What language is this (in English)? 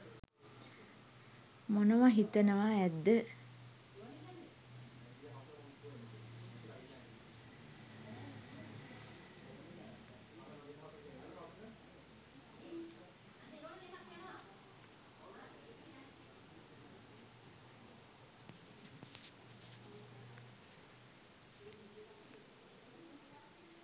Sinhala